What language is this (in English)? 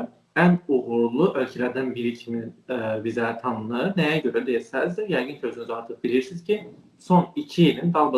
Turkish